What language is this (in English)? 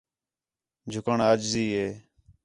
Khetrani